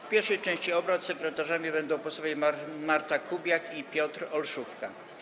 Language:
Polish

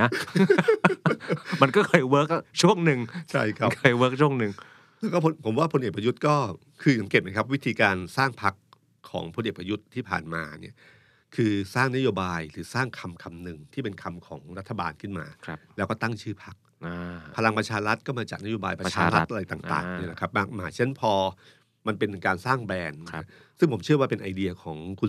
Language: Thai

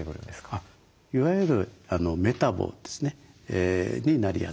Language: Japanese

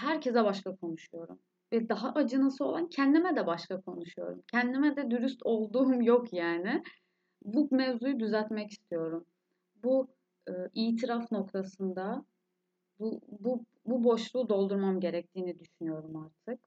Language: Turkish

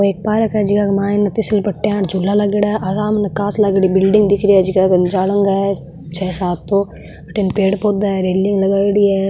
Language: Marwari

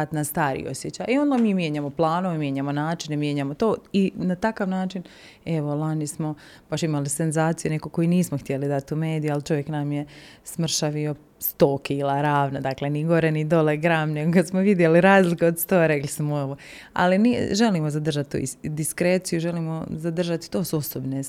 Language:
Croatian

